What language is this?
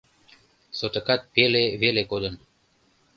Mari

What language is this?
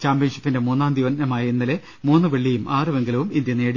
Malayalam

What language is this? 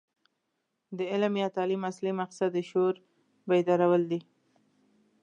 Pashto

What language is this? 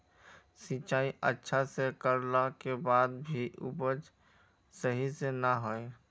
Magahi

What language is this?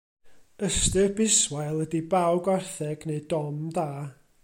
Welsh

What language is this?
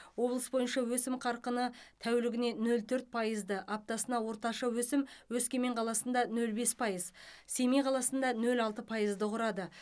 Kazakh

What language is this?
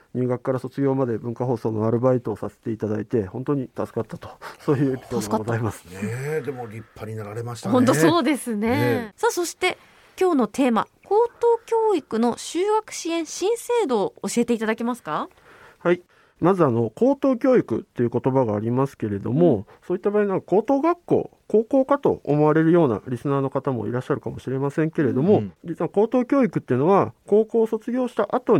Japanese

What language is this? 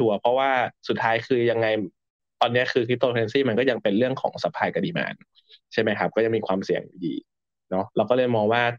Thai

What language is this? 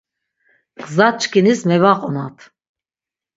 Laz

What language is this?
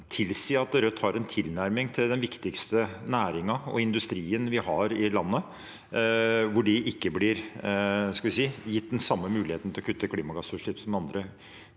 Norwegian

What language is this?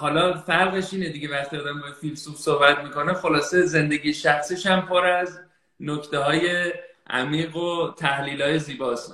Persian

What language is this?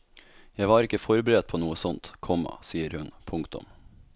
Norwegian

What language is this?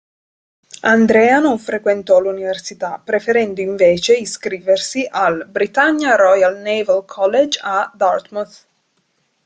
Italian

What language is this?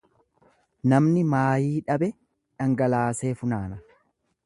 Oromo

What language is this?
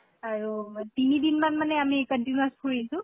Assamese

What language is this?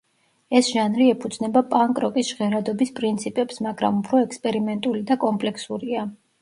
Georgian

